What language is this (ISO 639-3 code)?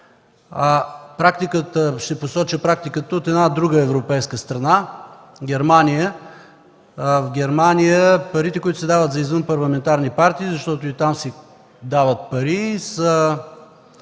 bul